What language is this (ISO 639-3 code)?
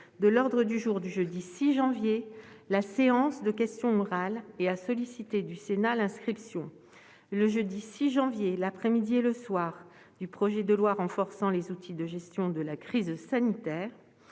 fra